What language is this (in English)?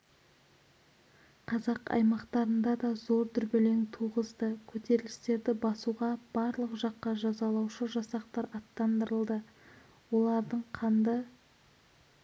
Kazakh